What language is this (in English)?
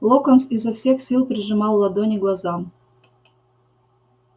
Russian